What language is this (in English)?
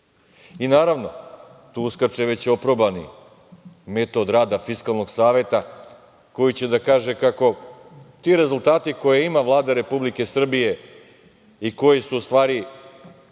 Serbian